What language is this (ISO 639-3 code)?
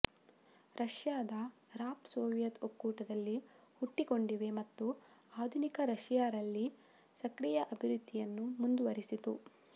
kan